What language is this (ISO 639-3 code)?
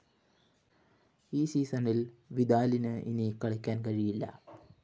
mal